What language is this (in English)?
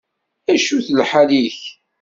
Kabyle